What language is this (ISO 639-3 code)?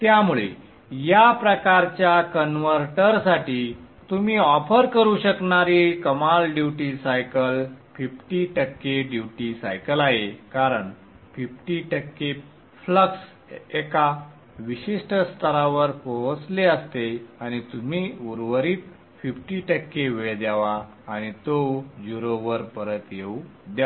mar